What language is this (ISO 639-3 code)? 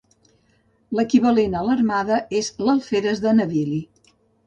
cat